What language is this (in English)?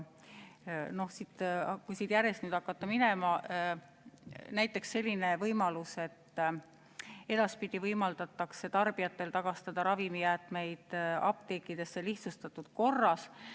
Estonian